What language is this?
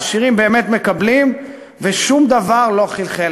Hebrew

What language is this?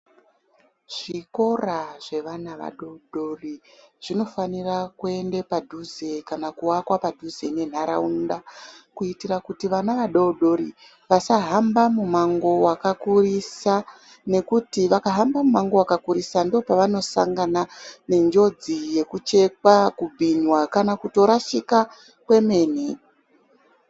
Ndau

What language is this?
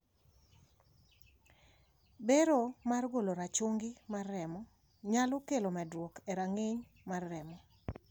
Luo (Kenya and Tanzania)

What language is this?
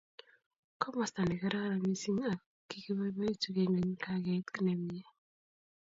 Kalenjin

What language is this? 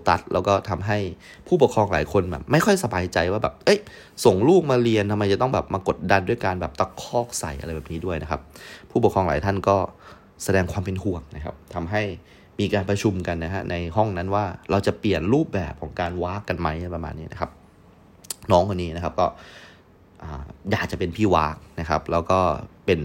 Thai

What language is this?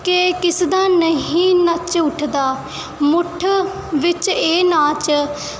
Punjabi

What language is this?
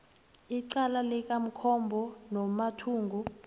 South Ndebele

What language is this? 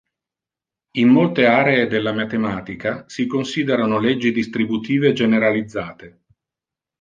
Italian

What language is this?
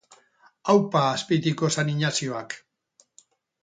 Basque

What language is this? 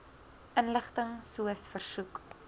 Afrikaans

